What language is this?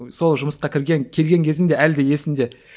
Kazakh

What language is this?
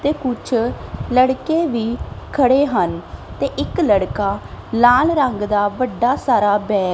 Punjabi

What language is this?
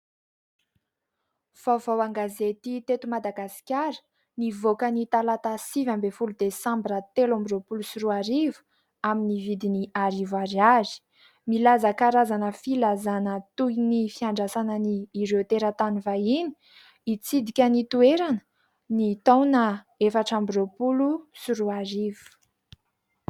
Malagasy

